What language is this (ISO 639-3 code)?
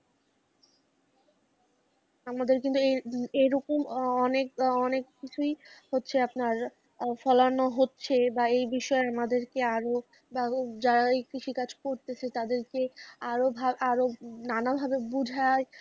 ben